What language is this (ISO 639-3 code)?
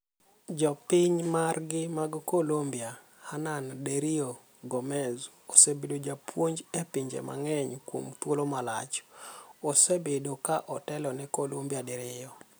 luo